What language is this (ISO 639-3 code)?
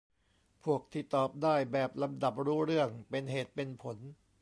tha